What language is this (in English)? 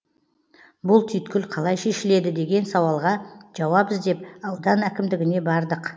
Kazakh